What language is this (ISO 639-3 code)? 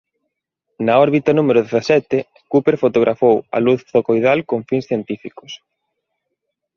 glg